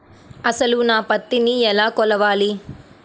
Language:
Telugu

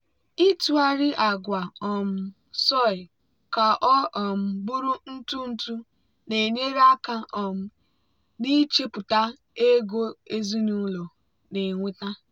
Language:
Igbo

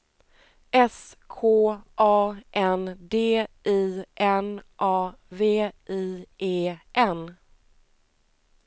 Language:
Swedish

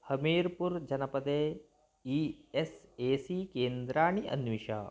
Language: Sanskrit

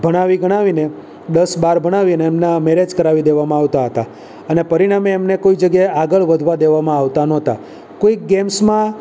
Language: Gujarati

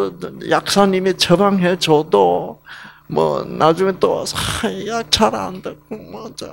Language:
Korean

